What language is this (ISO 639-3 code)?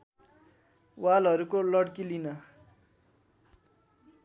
nep